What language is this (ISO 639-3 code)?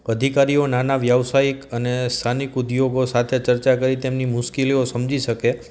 guj